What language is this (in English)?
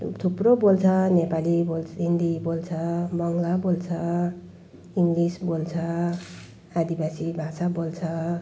Nepali